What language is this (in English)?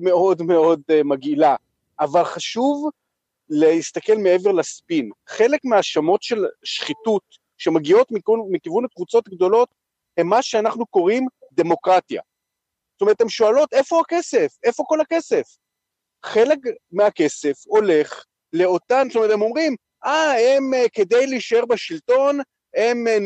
Hebrew